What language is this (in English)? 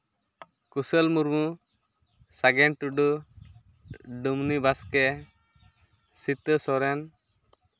Santali